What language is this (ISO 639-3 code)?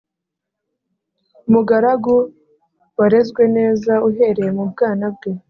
kin